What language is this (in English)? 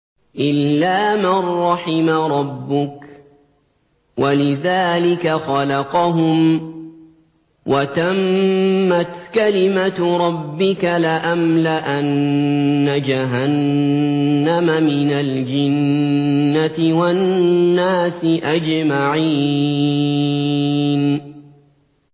Arabic